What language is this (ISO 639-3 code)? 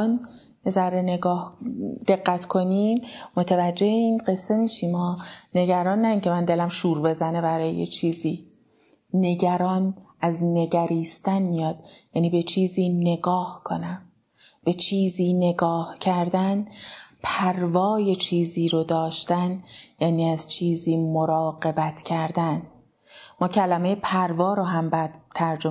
fas